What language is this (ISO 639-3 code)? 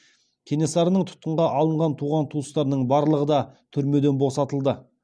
kaz